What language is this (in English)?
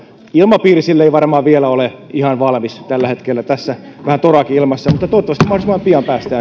Finnish